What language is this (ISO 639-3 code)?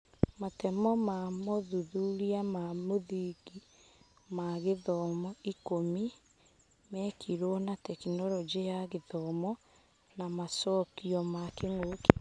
kik